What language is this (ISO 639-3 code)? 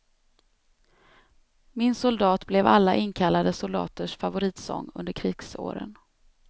swe